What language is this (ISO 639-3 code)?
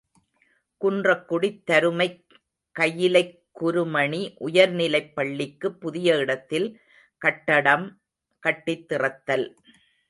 tam